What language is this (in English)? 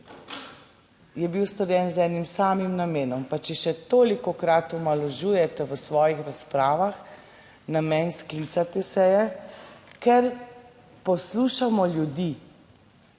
Slovenian